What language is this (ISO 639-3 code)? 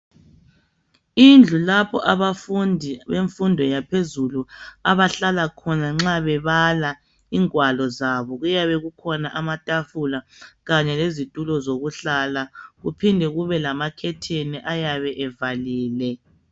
nde